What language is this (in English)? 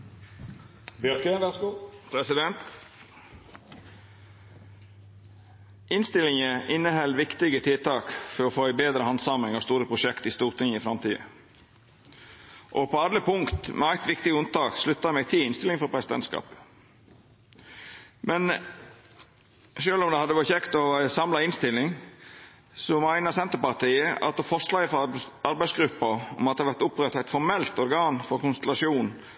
Norwegian Nynorsk